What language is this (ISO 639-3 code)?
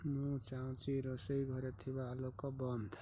ori